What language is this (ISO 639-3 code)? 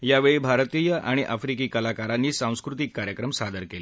mar